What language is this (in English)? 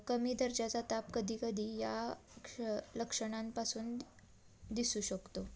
Marathi